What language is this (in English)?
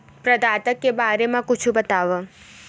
Chhattisgarhi